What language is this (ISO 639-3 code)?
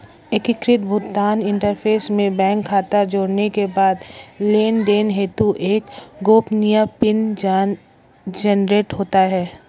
hin